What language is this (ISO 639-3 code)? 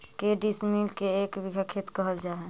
mag